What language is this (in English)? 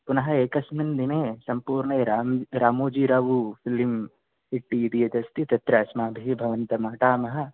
Sanskrit